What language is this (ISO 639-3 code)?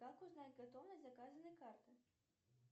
rus